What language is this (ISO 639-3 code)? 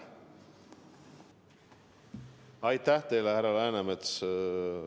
est